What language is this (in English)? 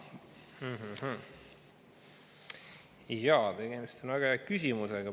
Estonian